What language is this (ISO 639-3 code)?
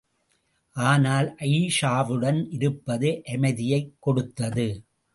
tam